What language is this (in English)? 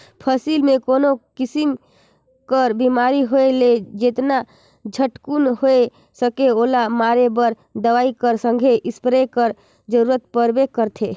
Chhattisgarhi